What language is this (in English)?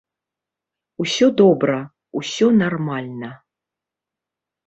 Belarusian